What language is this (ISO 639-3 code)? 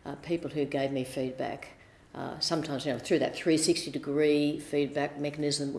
eng